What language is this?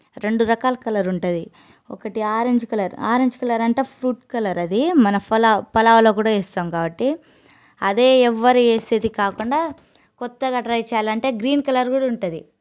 Telugu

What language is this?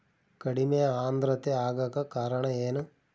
Kannada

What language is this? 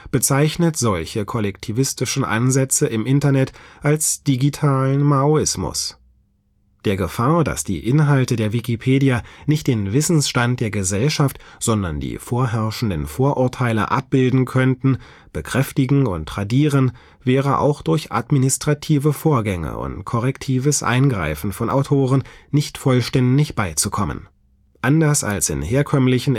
German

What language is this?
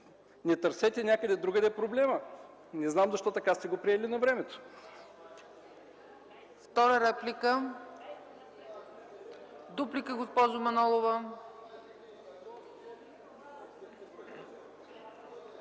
Bulgarian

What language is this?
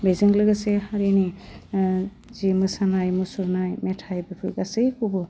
Bodo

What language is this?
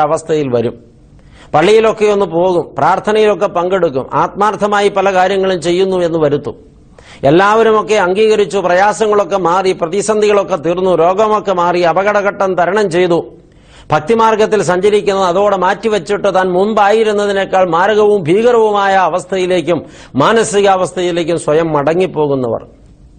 Malayalam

